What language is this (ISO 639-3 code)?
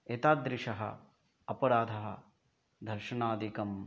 san